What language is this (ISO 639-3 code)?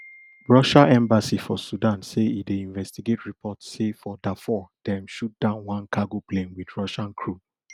pcm